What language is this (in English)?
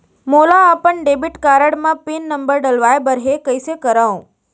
Chhattisgarhi